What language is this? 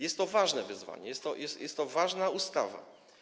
Polish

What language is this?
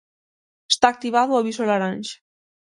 Galician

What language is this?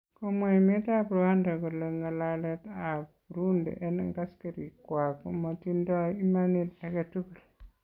Kalenjin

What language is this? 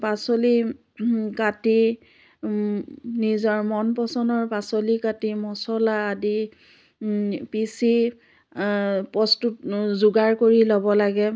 Assamese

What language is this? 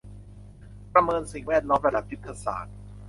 Thai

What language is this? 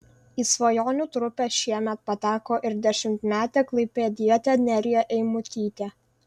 Lithuanian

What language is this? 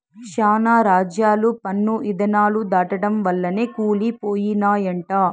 Telugu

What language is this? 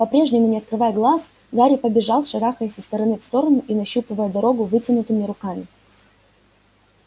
Russian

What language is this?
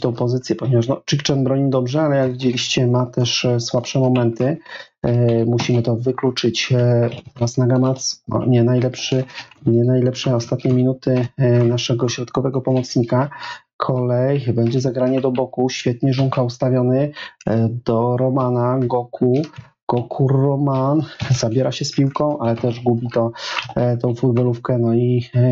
Polish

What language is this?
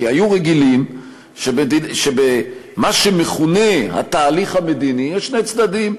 Hebrew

